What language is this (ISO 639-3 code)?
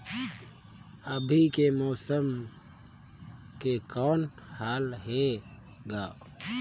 hne